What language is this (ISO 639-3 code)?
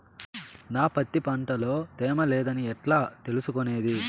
tel